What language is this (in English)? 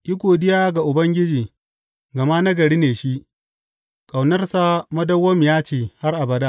Hausa